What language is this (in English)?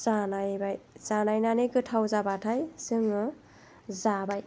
Bodo